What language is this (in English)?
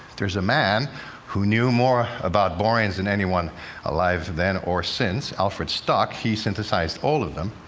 English